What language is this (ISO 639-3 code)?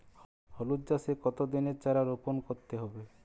ben